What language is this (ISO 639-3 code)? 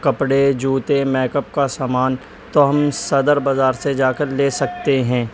urd